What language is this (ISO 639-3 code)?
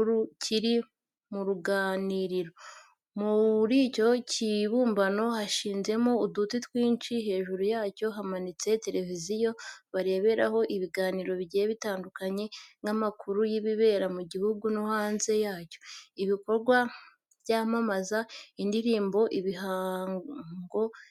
kin